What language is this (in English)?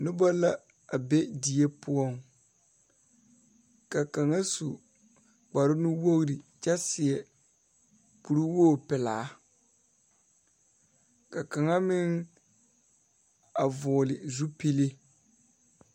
Southern Dagaare